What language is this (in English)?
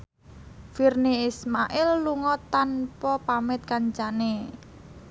Javanese